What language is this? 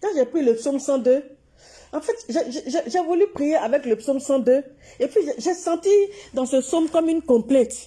French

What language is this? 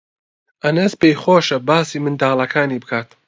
Central Kurdish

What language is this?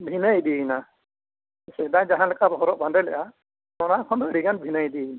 Santali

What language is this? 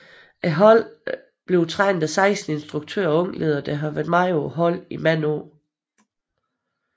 Danish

